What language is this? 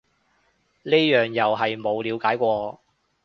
Cantonese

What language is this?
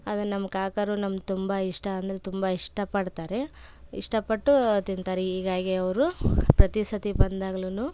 Kannada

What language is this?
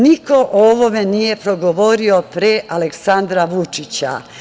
Serbian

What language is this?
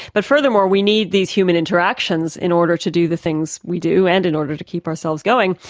English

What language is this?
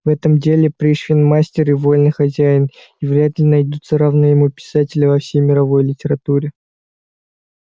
Russian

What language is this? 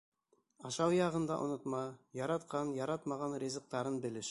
Bashkir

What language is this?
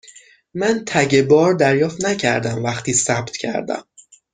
Persian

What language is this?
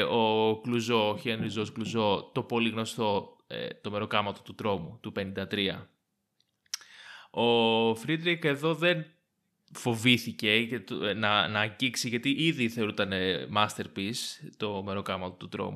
Greek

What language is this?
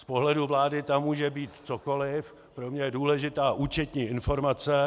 Czech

